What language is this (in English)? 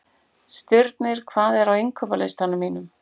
Icelandic